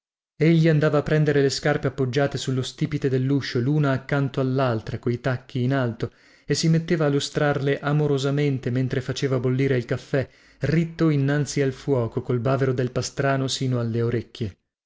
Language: Italian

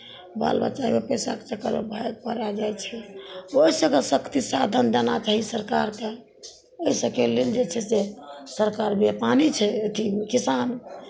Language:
Maithili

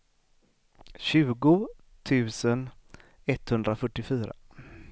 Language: Swedish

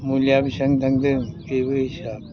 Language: Bodo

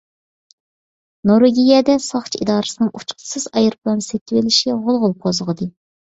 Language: Uyghur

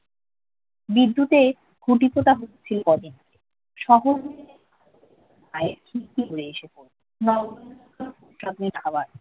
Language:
Bangla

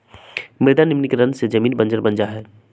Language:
Magahi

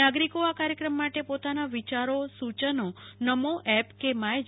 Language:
Gujarati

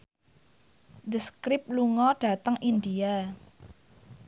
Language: Javanese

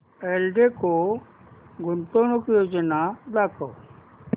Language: Marathi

